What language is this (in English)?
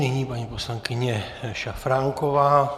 Czech